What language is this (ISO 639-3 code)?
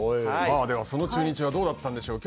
jpn